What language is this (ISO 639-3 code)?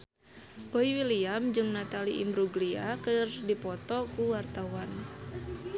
sun